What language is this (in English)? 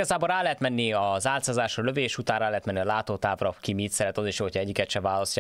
Hungarian